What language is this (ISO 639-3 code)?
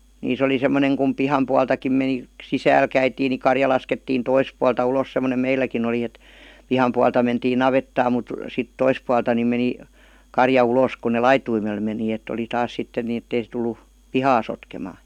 fin